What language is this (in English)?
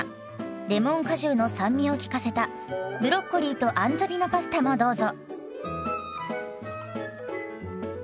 Japanese